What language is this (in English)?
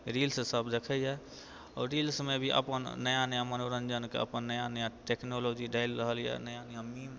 Maithili